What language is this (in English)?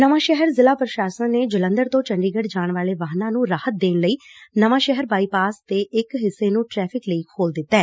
Punjabi